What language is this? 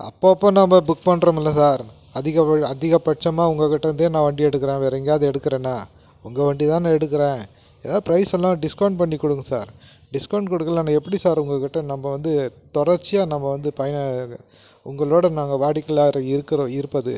Tamil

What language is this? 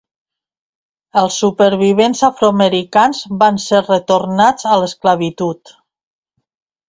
Catalan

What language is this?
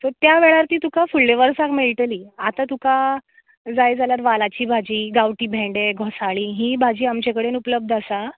Konkani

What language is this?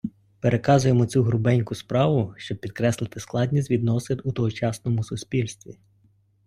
Ukrainian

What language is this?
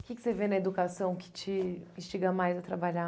Portuguese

